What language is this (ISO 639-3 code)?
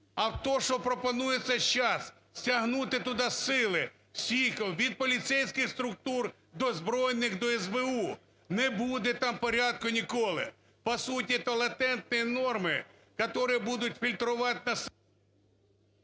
ukr